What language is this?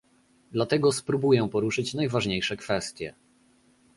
Polish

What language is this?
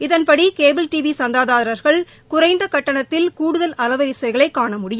Tamil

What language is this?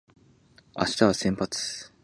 Japanese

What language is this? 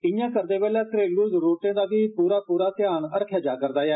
Dogri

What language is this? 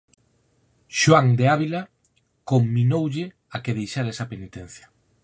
Galician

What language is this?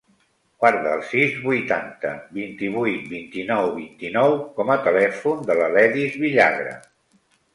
Catalan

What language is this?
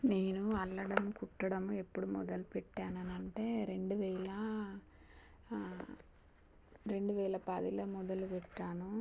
Telugu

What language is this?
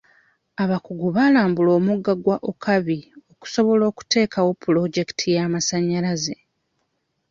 Ganda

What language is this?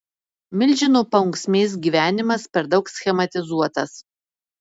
Lithuanian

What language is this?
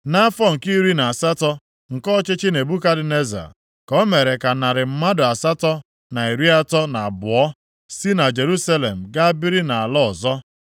Igbo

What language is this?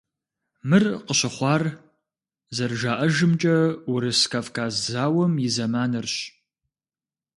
Kabardian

